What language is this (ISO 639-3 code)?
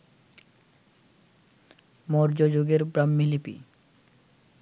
ben